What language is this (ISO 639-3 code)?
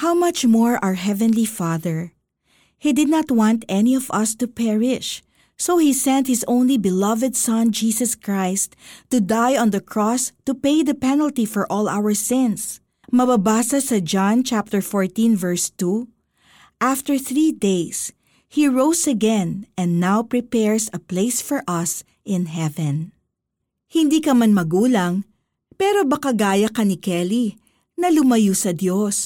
fil